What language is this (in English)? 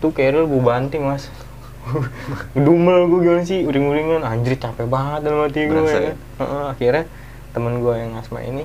Indonesian